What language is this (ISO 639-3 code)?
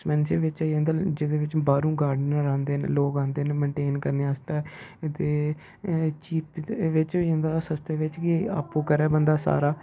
doi